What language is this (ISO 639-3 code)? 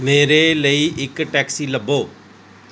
pan